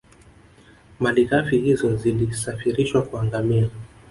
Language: Swahili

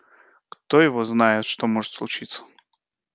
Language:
Russian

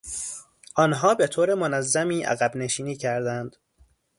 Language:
Persian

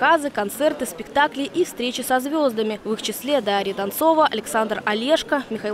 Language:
Russian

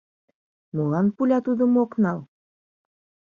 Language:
Mari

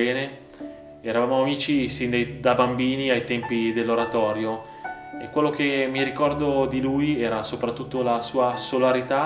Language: Italian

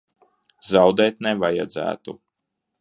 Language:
Latvian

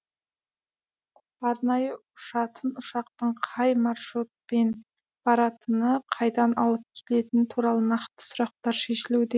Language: Kazakh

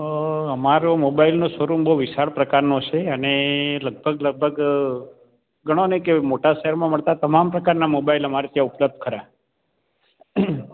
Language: Gujarati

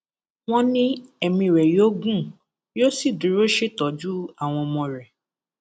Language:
Yoruba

